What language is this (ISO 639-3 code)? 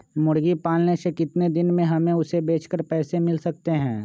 mag